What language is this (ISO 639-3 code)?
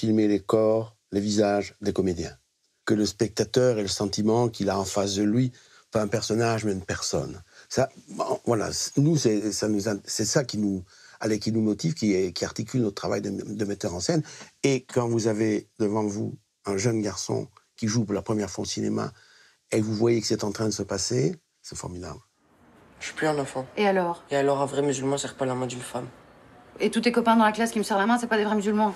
fra